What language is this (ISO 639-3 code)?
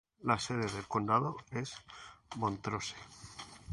spa